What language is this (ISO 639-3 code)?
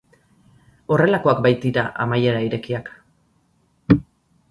eus